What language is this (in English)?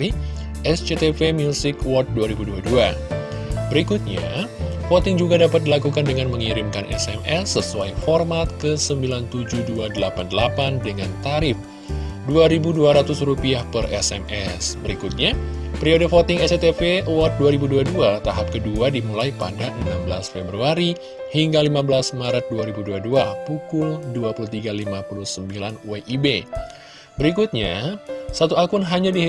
Indonesian